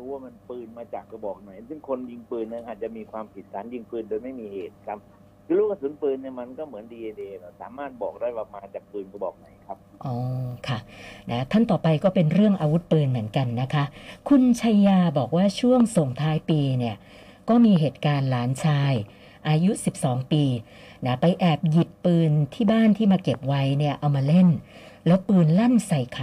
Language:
Thai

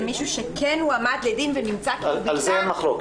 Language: Hebrew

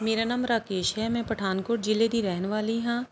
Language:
Punjabi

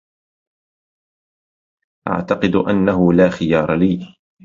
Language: Arabic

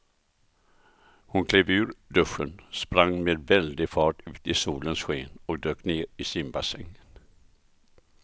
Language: Swedish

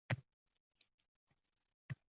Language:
Uzbek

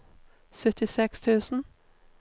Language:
Norwegian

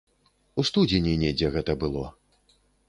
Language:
Belarusian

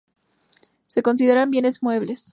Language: Spanish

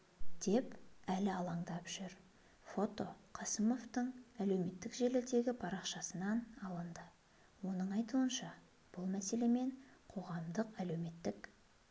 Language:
Kazakh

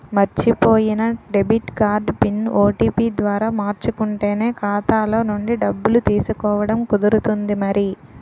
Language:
Telugu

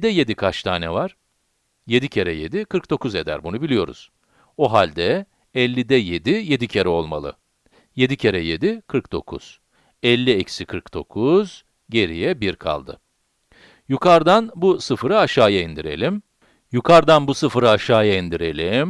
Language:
Turkish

